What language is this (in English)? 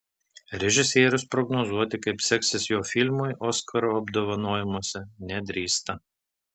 Lithuanian